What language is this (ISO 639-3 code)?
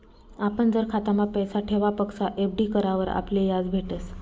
mar